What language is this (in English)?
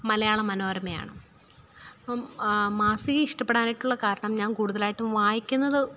Malayalam